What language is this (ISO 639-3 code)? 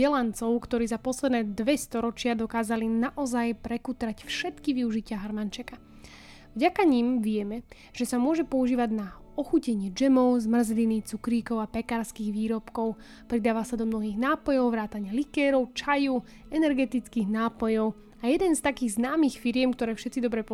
slk